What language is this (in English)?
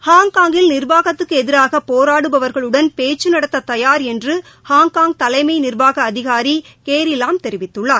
Tamil